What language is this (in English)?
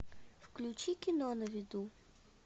Russian